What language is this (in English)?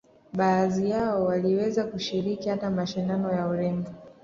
Swahili